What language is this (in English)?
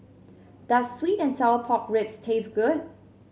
English